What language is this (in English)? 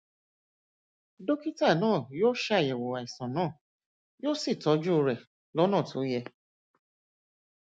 Yoruba